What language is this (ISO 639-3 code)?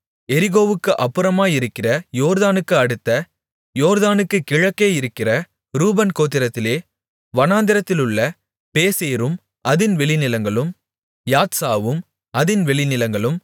tam